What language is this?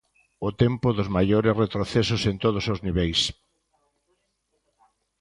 Galician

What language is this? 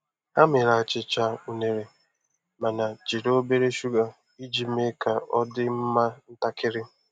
Igbo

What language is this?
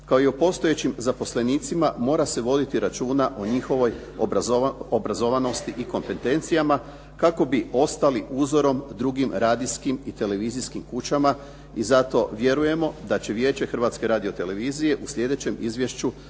Croatian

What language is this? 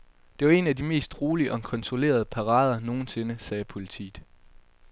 Danish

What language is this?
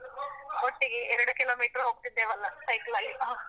Kannada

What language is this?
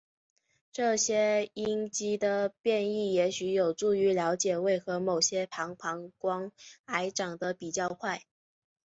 Chinese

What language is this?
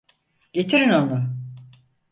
Turkish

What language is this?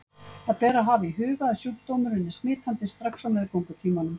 Icelandic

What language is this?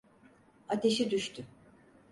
Turkish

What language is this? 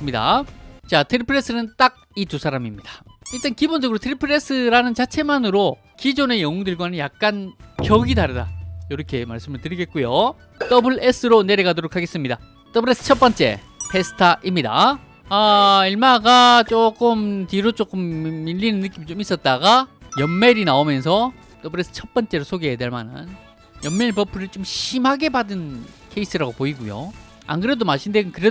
Korean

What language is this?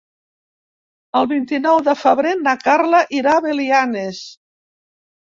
Catalan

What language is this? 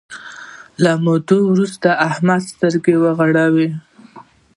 Pashto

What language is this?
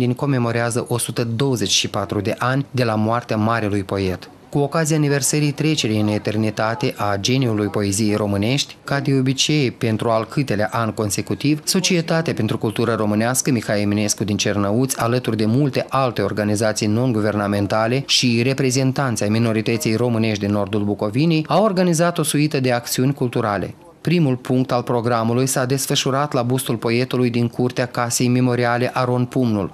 Romanian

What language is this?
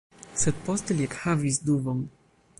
Esperanto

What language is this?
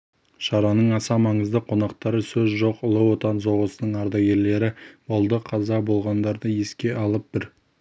Kazakh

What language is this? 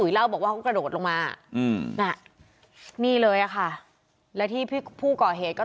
Thai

